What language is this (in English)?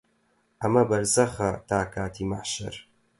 Central Kurdish